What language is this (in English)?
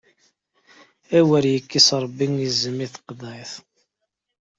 Kabyle